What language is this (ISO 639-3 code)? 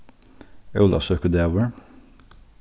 fao